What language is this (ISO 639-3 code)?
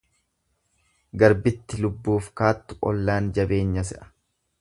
orm